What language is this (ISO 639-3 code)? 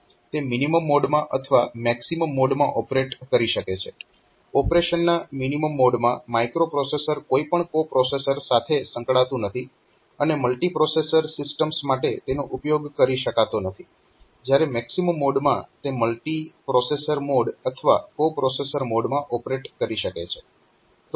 guj